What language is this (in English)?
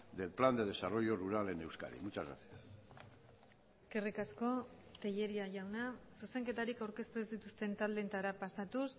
Basque